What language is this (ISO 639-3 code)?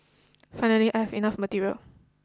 eng